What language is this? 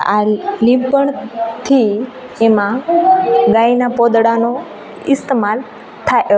Gujarati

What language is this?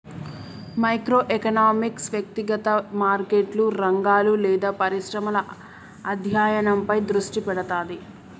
Telugu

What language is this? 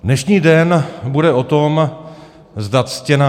Czech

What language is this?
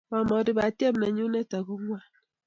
Kalenjin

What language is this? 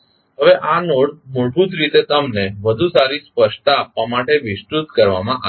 Gujarati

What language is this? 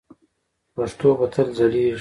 Pashto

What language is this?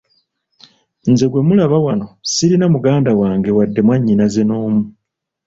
Ganda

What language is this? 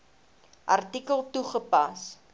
Afrikaans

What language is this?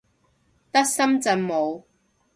Cantonese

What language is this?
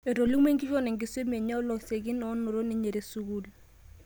Masai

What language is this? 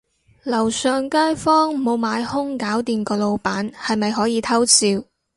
Cantonese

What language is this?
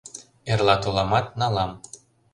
Mari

